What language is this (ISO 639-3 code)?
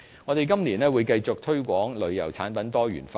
yue